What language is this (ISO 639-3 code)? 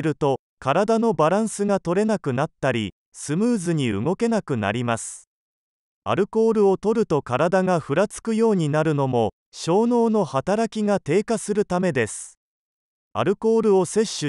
jpn